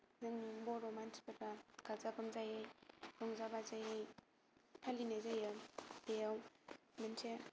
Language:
Bodo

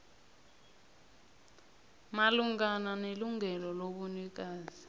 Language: South Ndebele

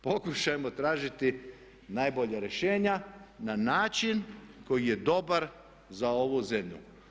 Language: Croatian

